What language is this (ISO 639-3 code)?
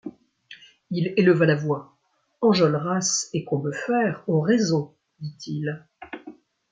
fra